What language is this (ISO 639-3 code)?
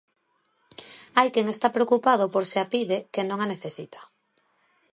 glg